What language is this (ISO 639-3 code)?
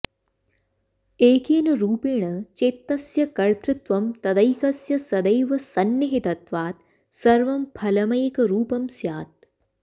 san